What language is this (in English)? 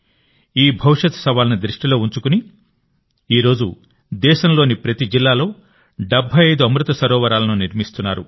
Telugu